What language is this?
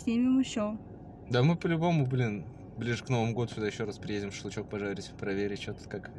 Russian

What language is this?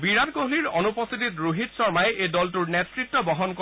Assamese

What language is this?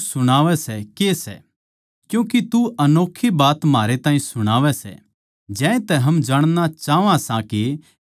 Haryanvi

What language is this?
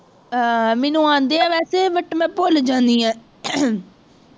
Punjabi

